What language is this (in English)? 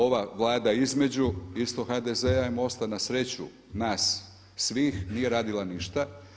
Croatian